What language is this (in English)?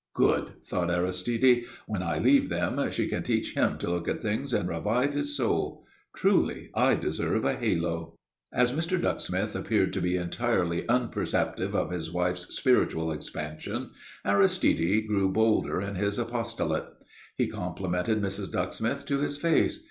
English